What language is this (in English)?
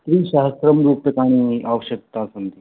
Sanskrit